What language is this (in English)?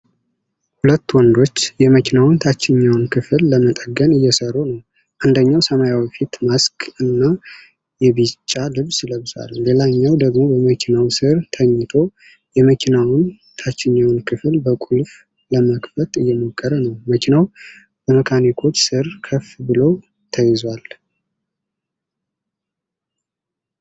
Amharic